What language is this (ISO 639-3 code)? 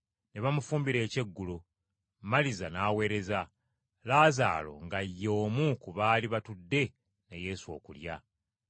lug